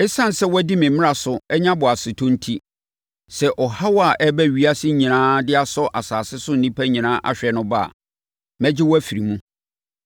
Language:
Akan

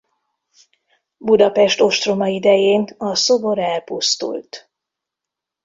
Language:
Hungarian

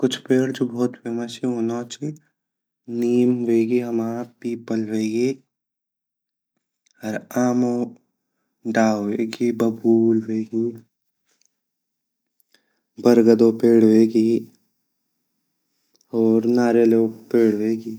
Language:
Garhwali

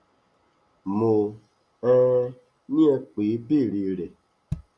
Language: Yoruba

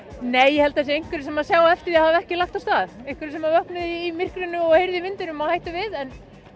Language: Icelandic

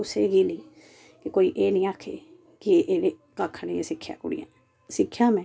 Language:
Dogri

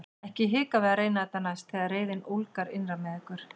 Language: Icelandic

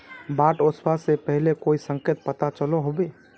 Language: Magahi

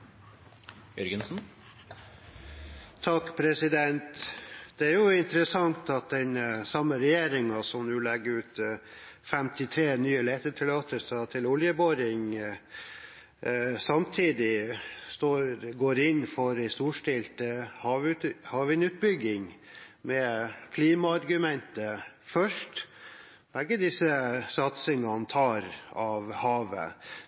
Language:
Norwegian Bokmål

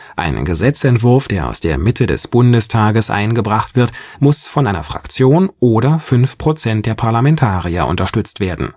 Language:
German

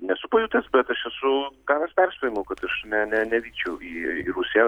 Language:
Lithuanian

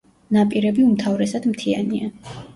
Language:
Georgian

